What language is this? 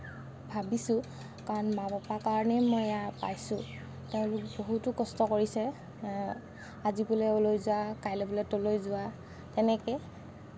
Assamese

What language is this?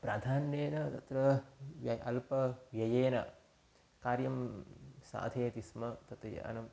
Sanskrit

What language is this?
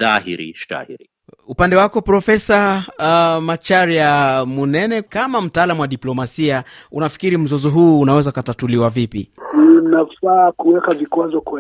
Swahili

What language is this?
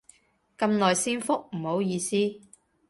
Cantonese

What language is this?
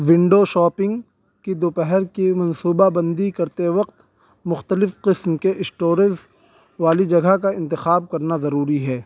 Urdu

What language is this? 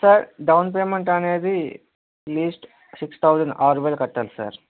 Telugu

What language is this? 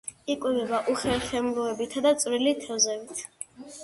Georgian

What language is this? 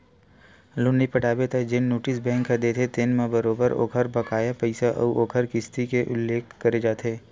Chhattisgarhi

